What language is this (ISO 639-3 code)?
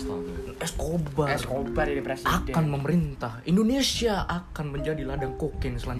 ind